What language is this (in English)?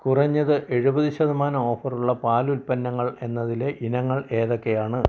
Malayalam